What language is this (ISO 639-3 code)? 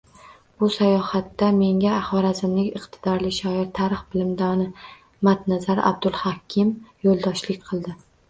uzb